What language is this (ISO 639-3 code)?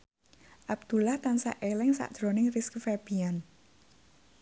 jav